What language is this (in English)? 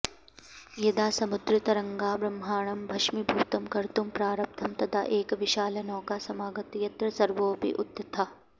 Sanskrit